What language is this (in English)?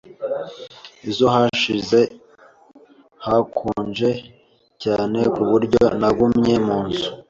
Kinyarwanda